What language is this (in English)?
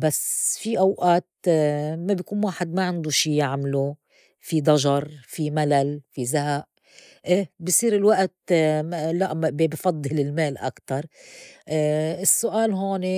North Levantine Arabic